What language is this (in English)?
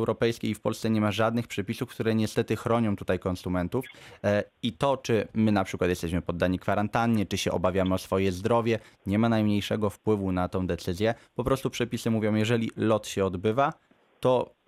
Polish